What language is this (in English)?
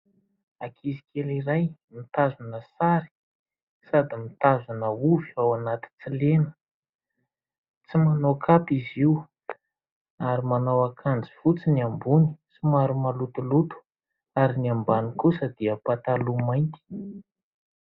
Malagasy